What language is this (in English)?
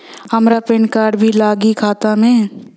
Bhojpuri